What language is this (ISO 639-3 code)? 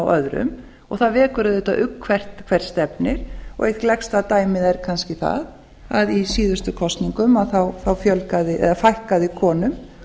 isl